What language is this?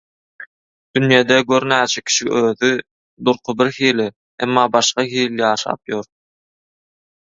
Turkmen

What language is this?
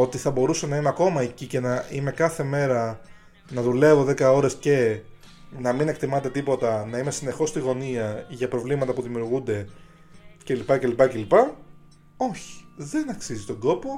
Greek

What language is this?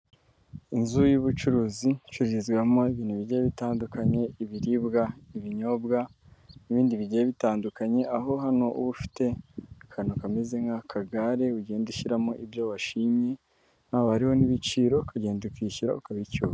Kinyarwanda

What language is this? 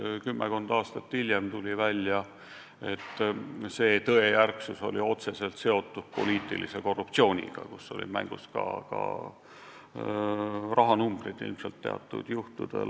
Estonian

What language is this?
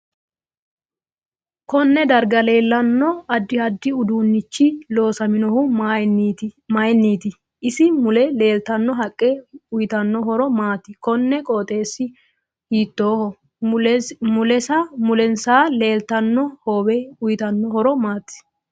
Sidamo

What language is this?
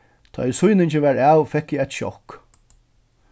Faroese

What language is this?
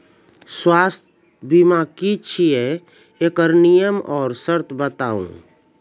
Maithili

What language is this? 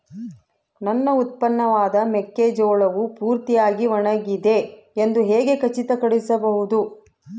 Kannada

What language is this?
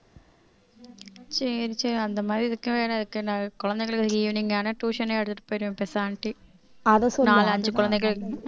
Tamil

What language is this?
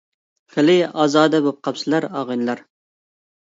Uyghur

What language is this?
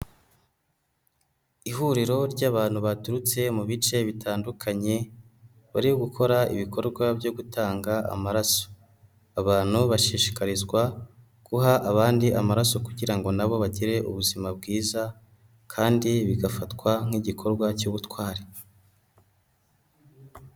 Kinyarwanda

